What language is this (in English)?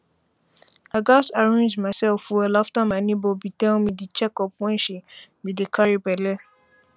Nigerian Pidgin